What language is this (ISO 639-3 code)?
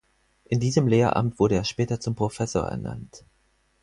deu